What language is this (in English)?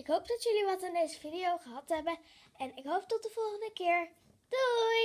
Dutch